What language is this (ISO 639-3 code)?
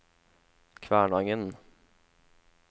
nor